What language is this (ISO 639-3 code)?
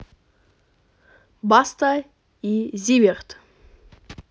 rus